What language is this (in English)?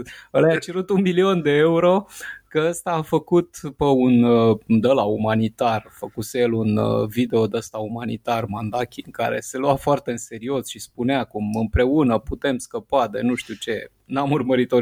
Romanian